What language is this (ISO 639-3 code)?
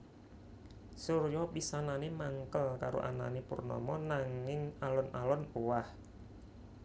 jav